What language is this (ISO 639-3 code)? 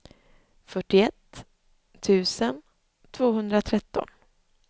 swe